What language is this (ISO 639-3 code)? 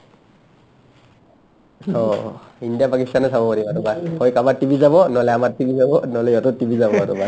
asm